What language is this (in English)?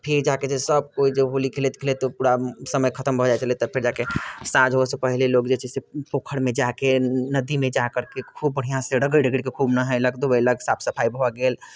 Maithili